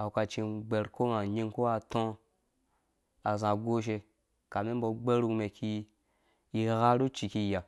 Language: Dũya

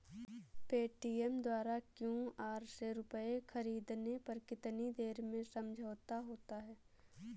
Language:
Hindi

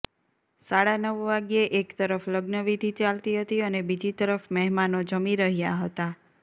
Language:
Gujarati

